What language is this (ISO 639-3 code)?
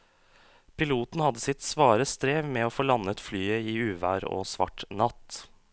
nor